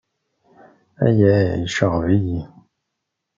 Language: Kabyle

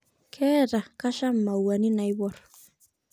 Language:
Masai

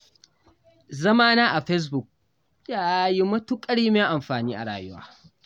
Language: Hausa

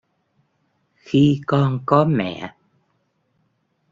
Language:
Vietnamese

